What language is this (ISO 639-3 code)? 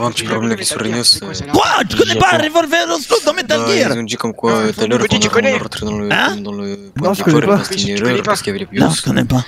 fra